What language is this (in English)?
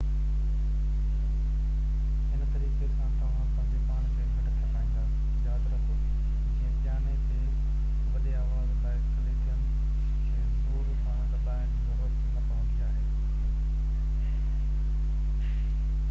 Sindhi